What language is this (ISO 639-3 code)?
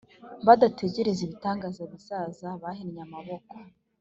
kin